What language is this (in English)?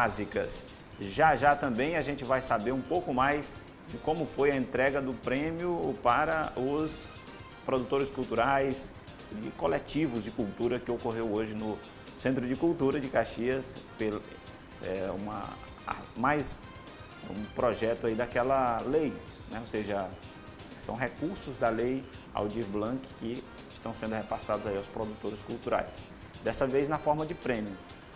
Portuguese